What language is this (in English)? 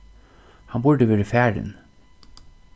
Faroese